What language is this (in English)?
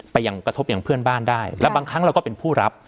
Thai